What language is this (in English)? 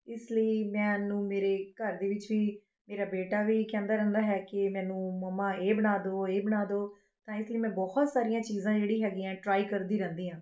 Punjabi